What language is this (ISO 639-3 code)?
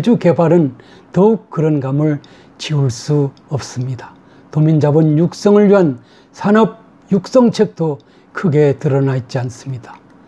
kor